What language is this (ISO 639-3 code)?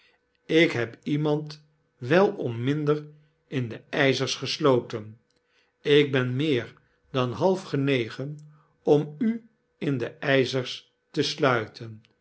nld